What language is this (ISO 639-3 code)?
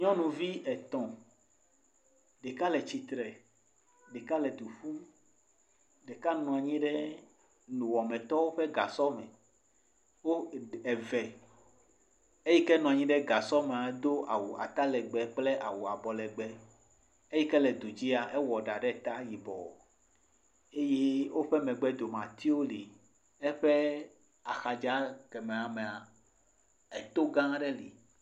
ewe